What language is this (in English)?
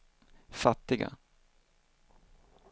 Swedish